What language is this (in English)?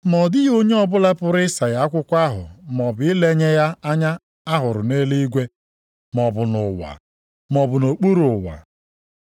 Igbo